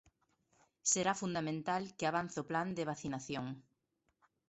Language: Galician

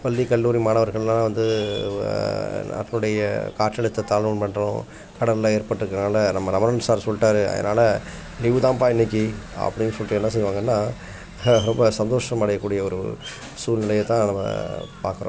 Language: Tamil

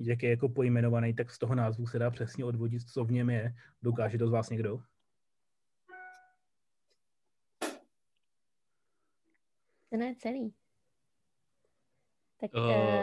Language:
Czech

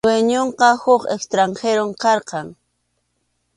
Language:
Arequipa-La Unión Quechua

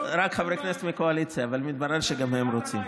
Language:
Hebrew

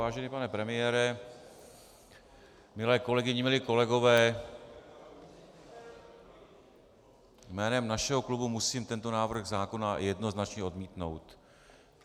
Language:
Czech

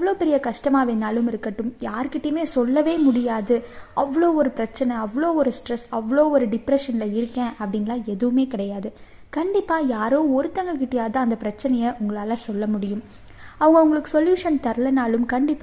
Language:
Tamil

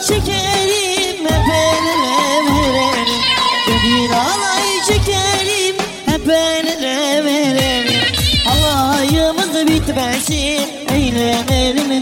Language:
Turkish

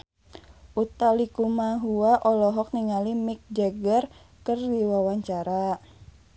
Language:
Sundanese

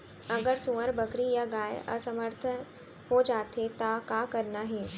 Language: Chhattisgarhi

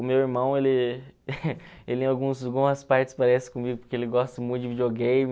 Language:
Portuguese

